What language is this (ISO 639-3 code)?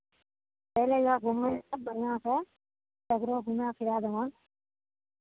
mai